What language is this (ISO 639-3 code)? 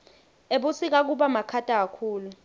ssw